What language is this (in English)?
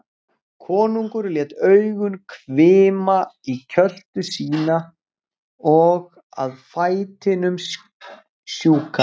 Icelandic